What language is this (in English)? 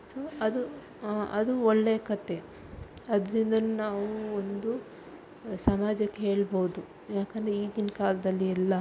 Kannada